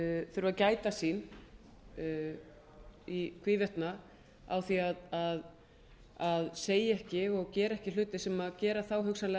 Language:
Icelandic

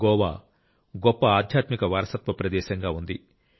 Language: Telugu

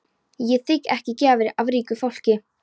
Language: Icelandic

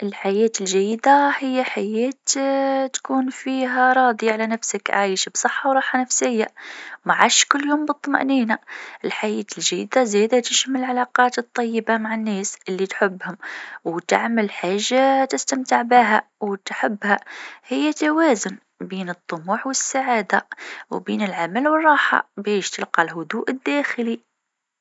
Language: Tunisian Arabic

